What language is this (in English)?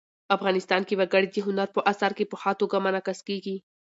Pashto